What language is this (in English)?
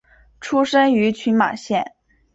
Chinese